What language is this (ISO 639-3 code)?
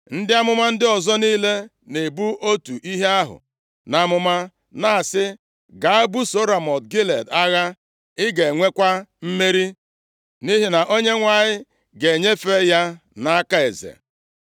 ibo